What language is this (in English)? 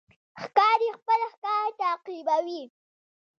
Pashto